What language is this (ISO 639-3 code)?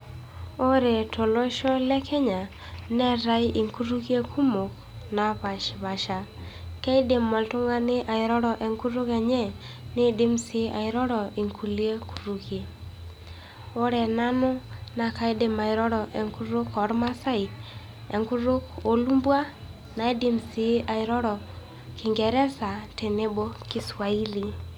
mas